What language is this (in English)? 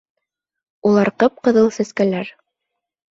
Bashkir